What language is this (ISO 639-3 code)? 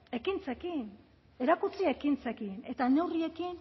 eus